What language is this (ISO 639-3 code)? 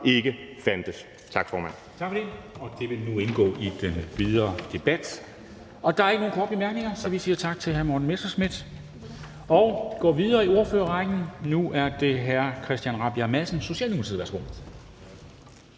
dan